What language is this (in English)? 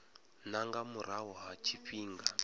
Venda